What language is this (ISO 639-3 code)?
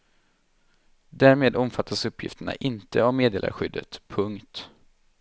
swe